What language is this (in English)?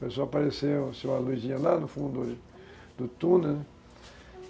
Portuguese